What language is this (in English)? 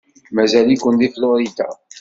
Kabyle